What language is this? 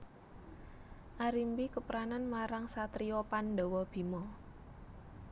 Javanese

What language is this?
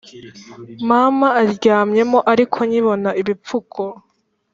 Kinyarwanda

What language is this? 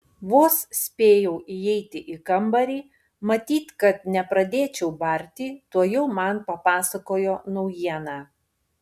Lithuanian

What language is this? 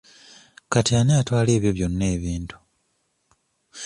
Ganda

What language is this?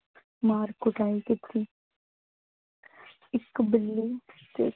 Punjabi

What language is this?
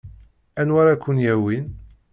Kabyle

